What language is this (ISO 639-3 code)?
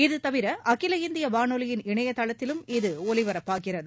tam